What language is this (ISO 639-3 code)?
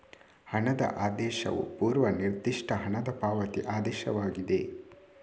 kan